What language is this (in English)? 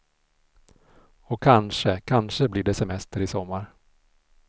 Swedish